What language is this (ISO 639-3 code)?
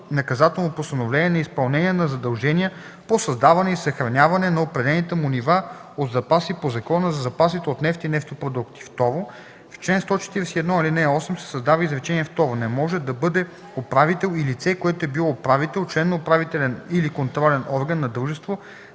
bul